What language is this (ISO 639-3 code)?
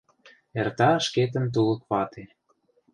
chm